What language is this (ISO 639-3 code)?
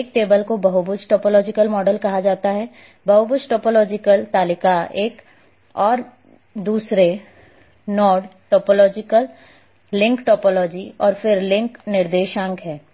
hin